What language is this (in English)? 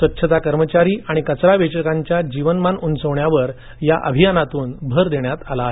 Marathi